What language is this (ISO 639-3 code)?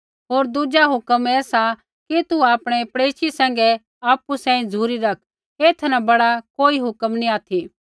kfx